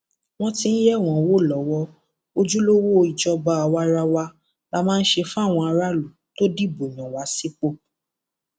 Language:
Yoruba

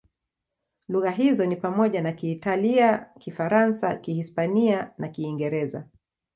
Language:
Swahili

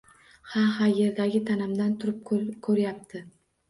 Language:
Uzbek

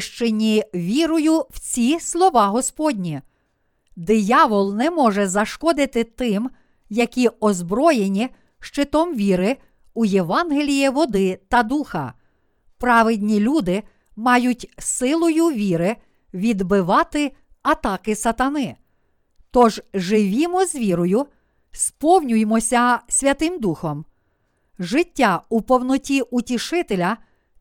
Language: Ukrainian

